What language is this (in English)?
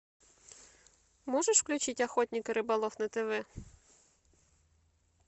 Russian